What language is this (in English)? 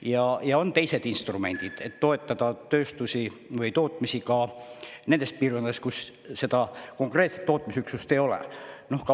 Estonian